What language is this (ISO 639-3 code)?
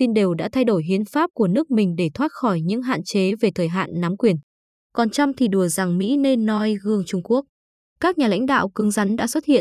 vie